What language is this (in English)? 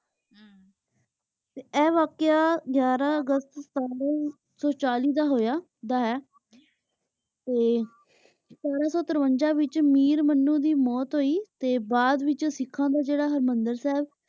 Punjabi